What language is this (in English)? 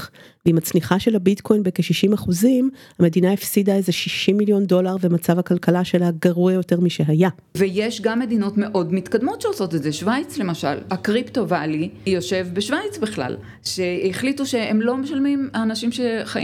Hebrew